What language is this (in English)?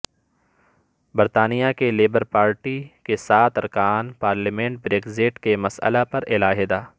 Urdu